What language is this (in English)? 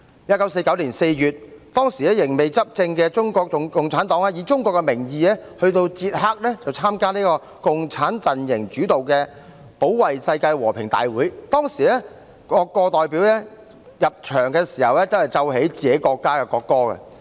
Cantonese